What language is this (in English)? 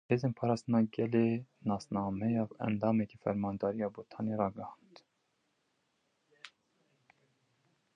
Kurdish